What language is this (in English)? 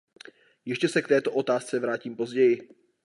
Czech